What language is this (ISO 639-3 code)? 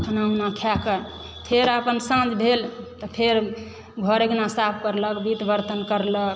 mai